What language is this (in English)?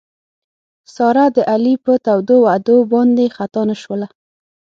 Pashto